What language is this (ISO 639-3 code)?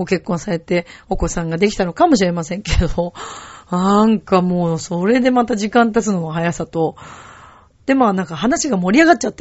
jpn